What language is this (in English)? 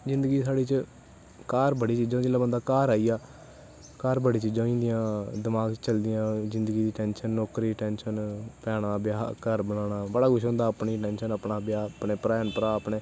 Dogri